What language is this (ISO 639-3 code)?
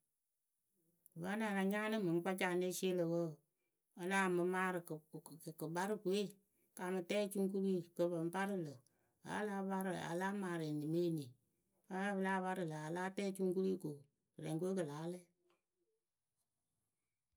keu